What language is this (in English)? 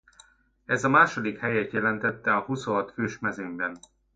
Hungarian